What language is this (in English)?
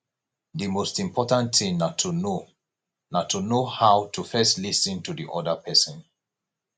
Nigerian Pidgin